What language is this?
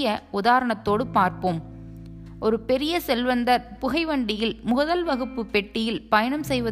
Tamil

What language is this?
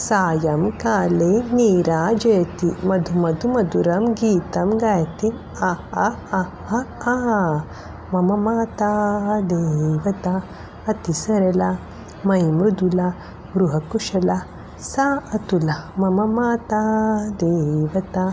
Sanskrit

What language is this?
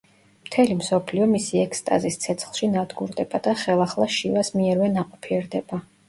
Georgian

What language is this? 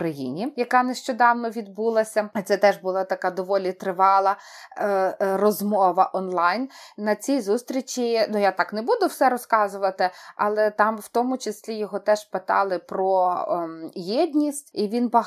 Ukrainian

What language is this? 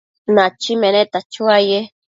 Matsés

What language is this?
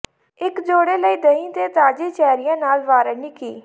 Punjabi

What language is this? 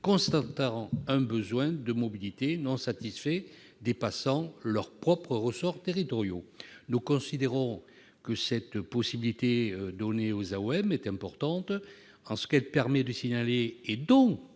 French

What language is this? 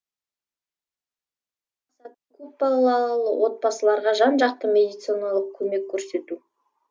Kazakh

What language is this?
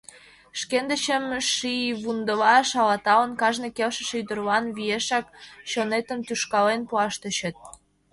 Mari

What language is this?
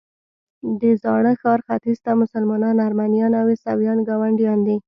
Pashto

